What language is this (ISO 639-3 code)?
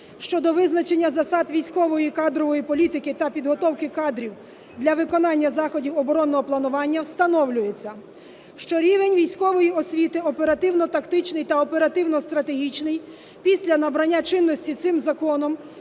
ukr